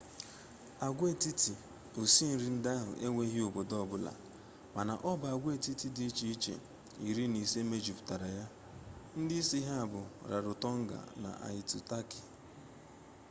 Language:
Igbo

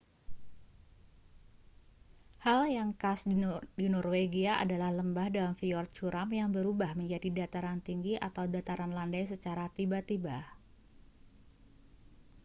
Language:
Indonesian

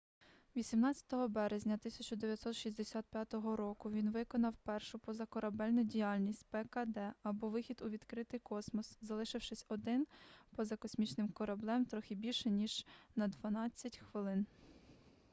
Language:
Ukrainian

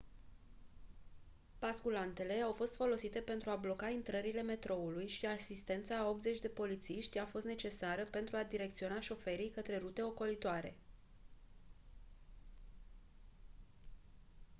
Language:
Romanian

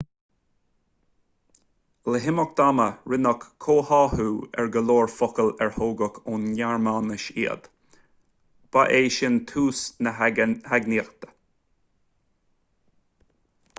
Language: Irish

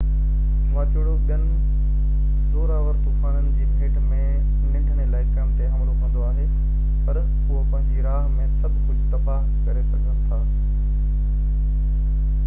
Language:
Sindhi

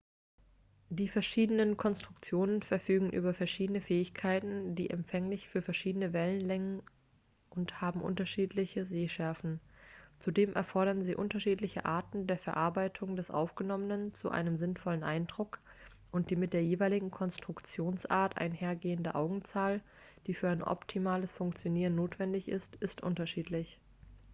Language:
German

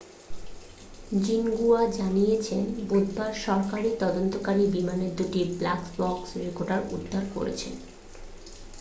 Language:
Bangla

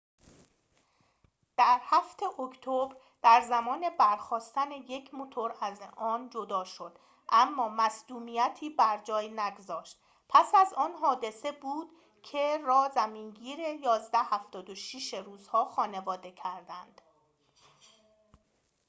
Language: Persian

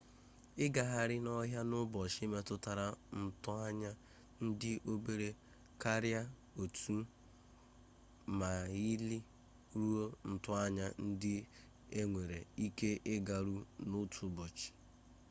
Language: Igbo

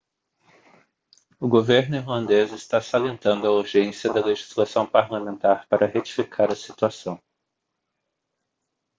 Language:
Portuguese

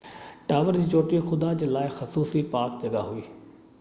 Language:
Sindhi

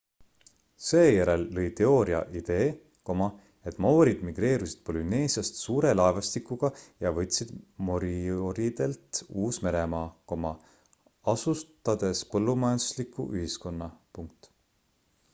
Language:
Estonian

